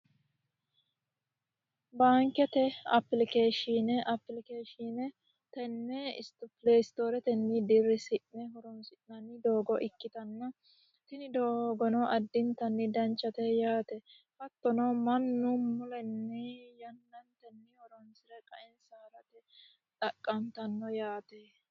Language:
Sidamo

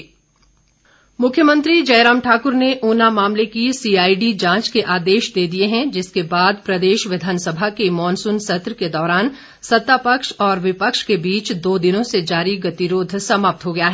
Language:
Hindi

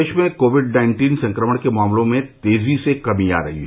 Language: Hindi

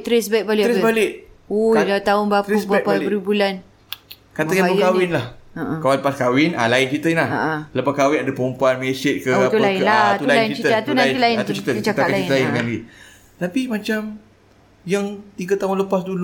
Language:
Malay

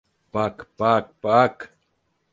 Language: Turkish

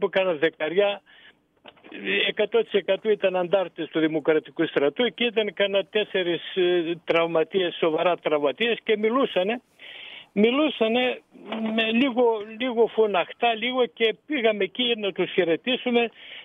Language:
Greek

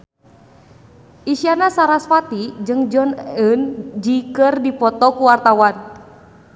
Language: Sundanese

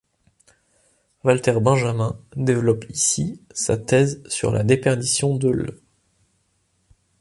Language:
French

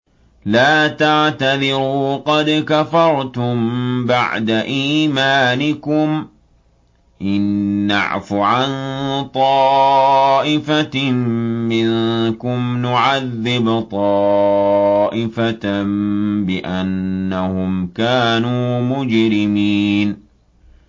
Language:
Arabic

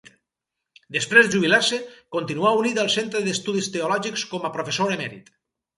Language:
Catalan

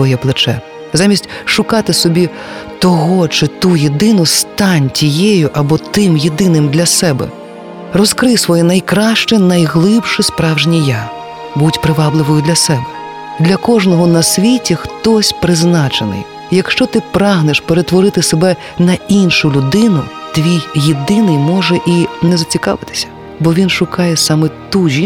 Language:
Ukrainian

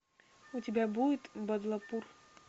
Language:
Russian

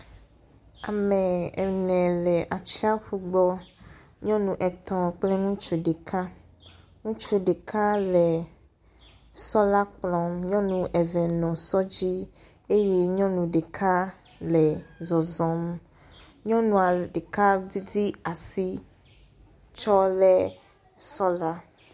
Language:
Ewe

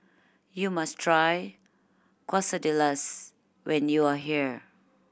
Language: English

